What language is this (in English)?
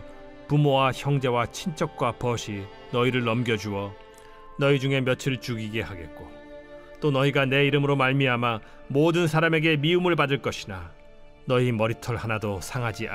Korean